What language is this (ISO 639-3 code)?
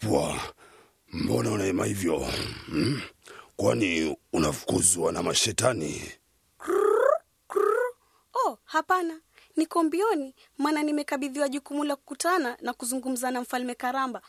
swa